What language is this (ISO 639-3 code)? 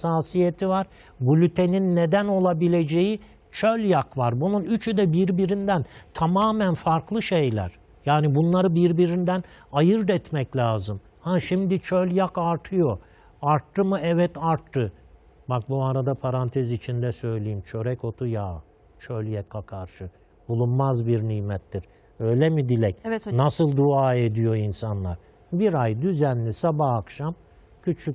tur